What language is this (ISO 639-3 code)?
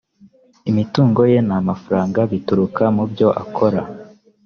kin